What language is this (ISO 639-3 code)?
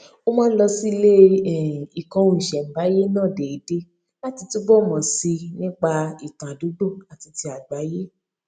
yor